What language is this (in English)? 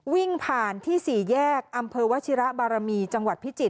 Thai